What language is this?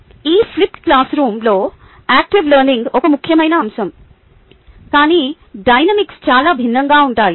Telugu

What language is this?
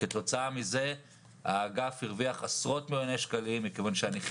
Hebrew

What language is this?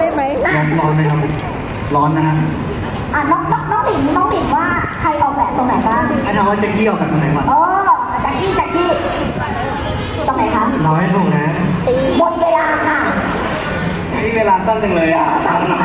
Thai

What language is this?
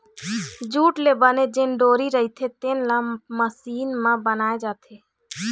Chhattisgarhi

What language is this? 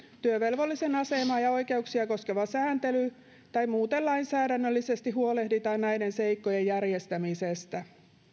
Finnish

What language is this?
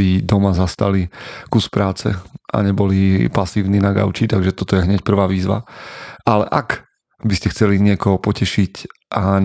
Slovak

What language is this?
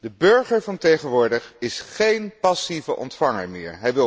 Dutch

